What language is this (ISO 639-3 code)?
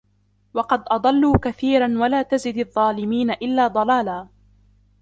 ara